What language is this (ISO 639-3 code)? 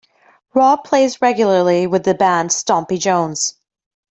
eng